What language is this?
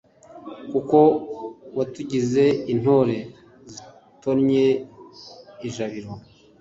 Kinyarwanda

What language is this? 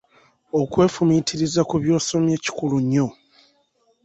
Ganda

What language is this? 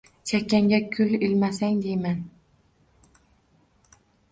Uzbek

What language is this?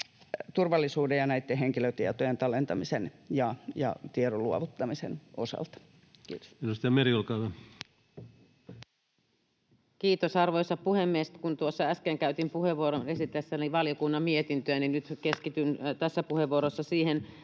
Finnish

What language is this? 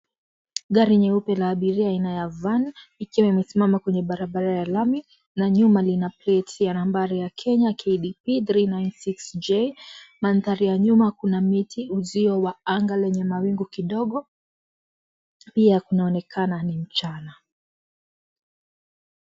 Swahili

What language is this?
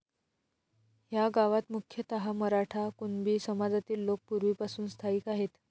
Marathi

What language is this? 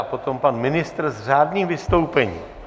Czech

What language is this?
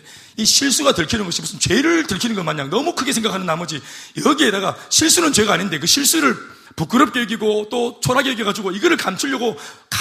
Korean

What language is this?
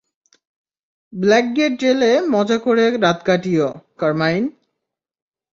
Bangla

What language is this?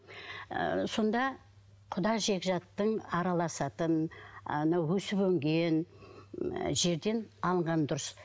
Kazakh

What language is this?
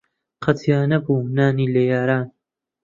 Central Kurdish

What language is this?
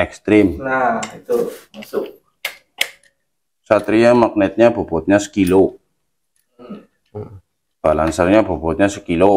Indonesian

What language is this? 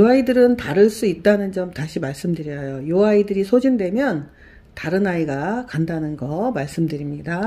Korean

